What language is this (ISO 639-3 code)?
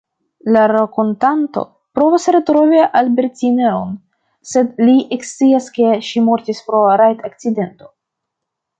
epo